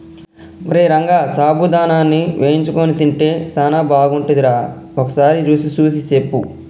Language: Telugu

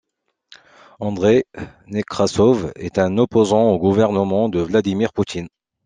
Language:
French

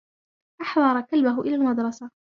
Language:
Arabic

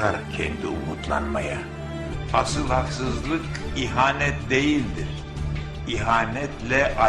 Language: Turkish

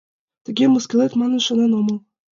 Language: Mari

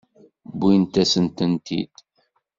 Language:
Kabyle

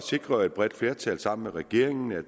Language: Danish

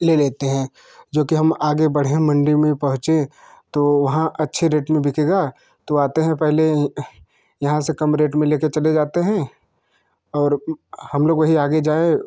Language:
Hindi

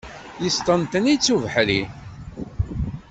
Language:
Kabyle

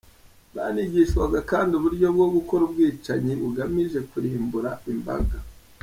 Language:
Kinyarwanda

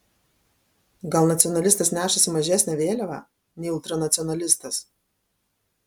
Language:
Lithuanian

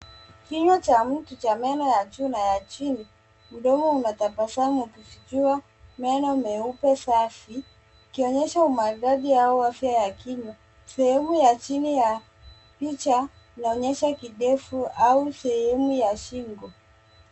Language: Swahili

